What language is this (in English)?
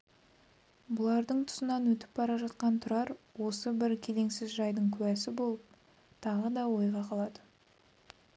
Kazakh